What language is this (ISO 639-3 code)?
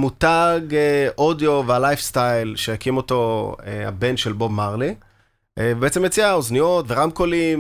heb